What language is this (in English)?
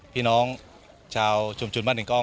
Thai